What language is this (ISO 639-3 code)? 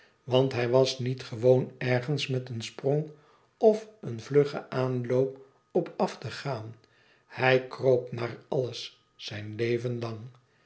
nld